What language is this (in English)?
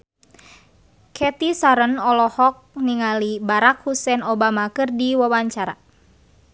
Sundanese